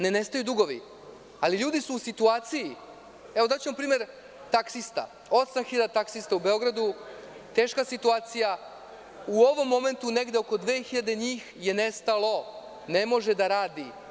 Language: Serbian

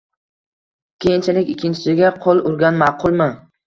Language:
Uzbek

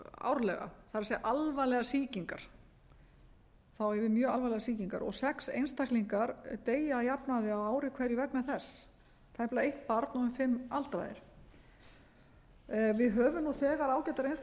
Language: Icelandic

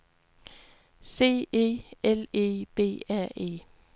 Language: Danish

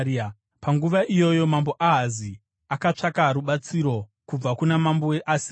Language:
Shona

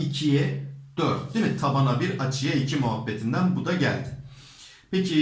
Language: Turkish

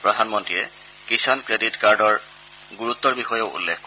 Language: Assamese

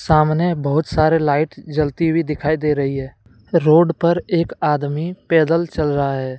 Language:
Hindi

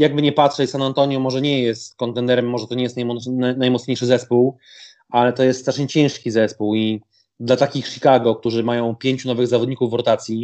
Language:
Polish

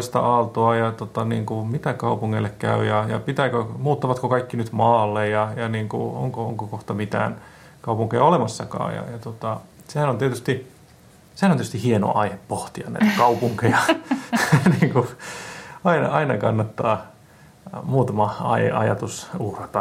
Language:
Finnish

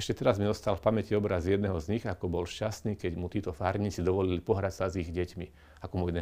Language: Slovak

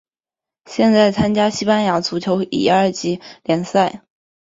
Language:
Chinese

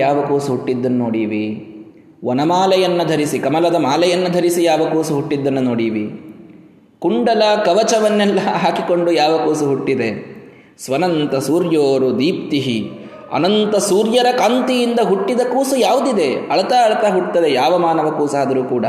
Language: Kannada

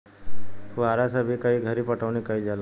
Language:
Bhojpuri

